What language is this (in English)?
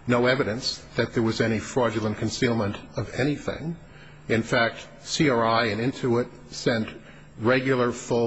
English